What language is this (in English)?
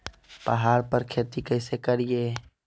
Magahi